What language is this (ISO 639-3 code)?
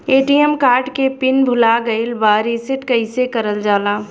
bho